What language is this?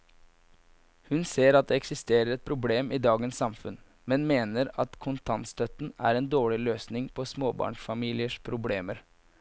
Norwegian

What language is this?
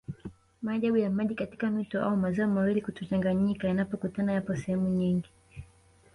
Swahili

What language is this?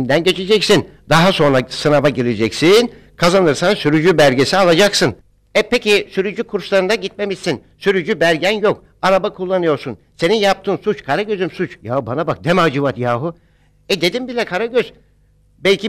Turkish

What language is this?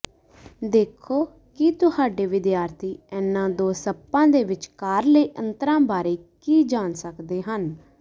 Punjabi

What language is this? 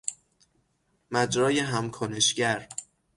Persian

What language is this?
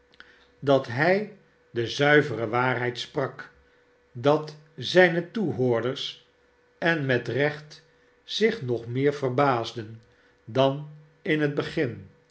Dutch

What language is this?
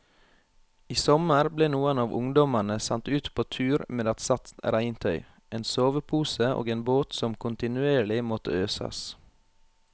Norwegian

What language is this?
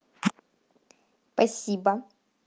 Russian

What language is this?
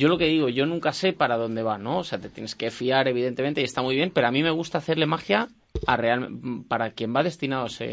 Spanish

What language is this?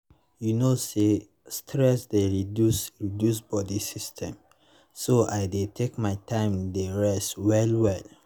Nigerian Pidgin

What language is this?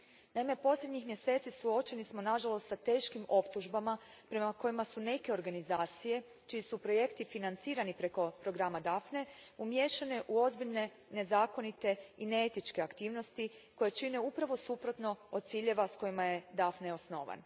Croatian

